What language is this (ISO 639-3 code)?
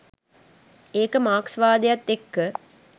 sin